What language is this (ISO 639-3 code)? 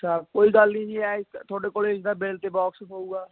pan